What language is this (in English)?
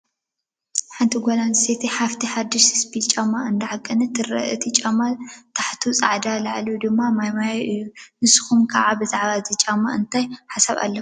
Tigrinya